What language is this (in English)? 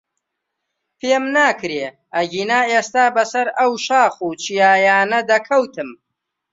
Central Kurdish